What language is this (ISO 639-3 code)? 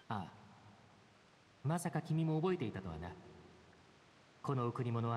jpn